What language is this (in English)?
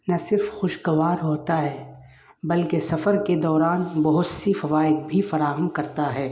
Urdu